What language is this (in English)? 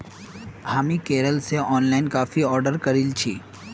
Magahi